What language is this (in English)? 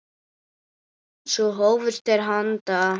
Icelandic